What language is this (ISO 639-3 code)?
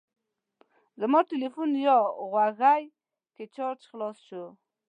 pus